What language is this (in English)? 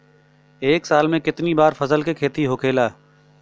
Bhojpuri